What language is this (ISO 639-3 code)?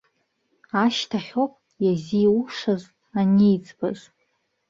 abk